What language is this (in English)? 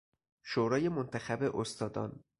Persian